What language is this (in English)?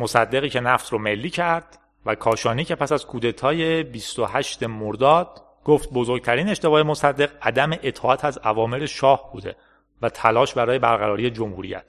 Persian